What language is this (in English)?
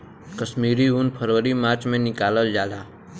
Bhojpuri